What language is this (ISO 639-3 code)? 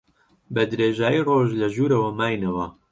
ckb